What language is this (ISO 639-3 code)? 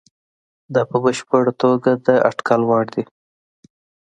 pus